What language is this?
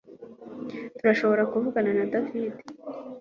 Kinyarwanda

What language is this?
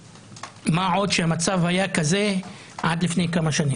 Hebrew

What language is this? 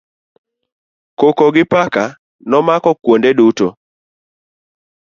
Luo (Kenya and Tanzania)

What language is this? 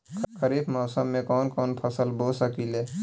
Bhojpuri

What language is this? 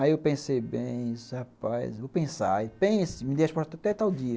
Portuguese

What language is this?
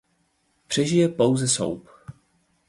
Czech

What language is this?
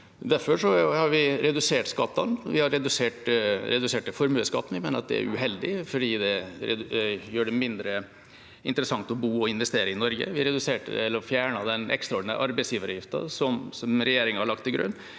Norwegian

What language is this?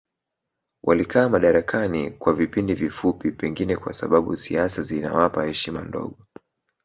Swahili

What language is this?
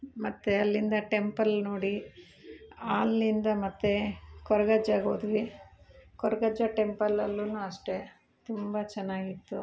Kannada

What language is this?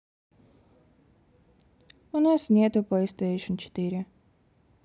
Russian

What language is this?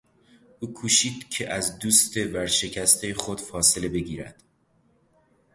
Persian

